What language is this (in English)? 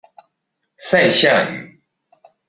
Chinese